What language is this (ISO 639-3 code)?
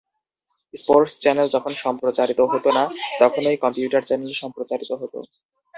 ben